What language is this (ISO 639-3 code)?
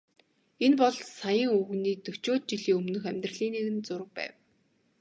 mon